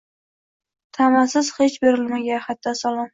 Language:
Uzbek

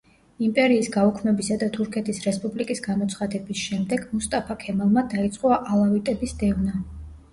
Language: Georgian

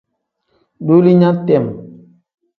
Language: Tem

